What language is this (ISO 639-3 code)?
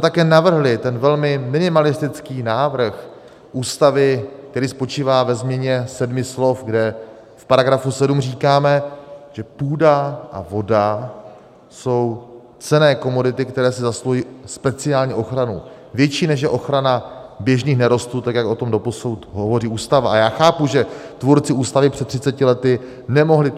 ces